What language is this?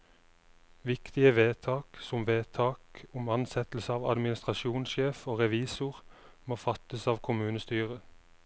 Norwegian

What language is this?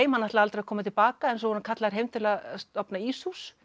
Icelandic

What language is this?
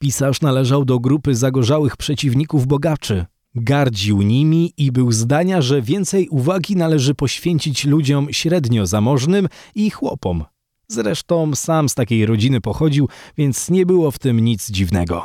Polish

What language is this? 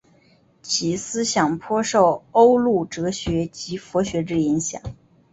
Chinese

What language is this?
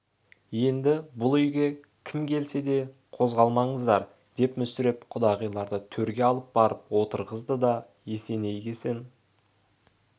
Kazakh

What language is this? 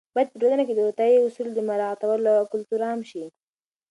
Pashto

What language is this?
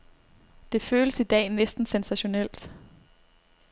Danish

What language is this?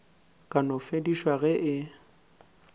Northern Sotho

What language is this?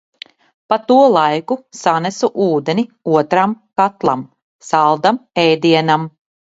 Latvian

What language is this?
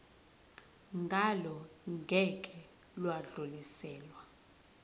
Zulu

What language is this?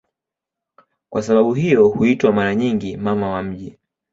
Swahili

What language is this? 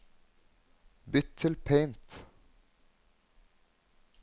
Norwegian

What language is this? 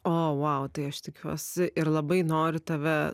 Lithuanian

